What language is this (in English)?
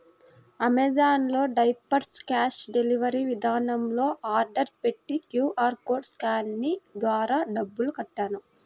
Telugu